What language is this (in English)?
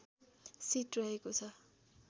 Nepali